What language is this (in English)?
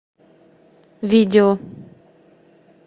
Russian